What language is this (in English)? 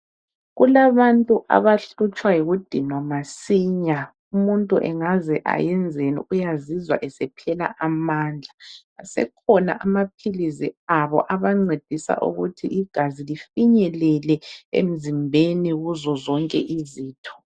North Ndebele